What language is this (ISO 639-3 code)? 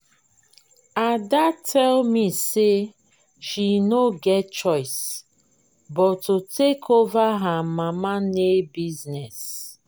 pcm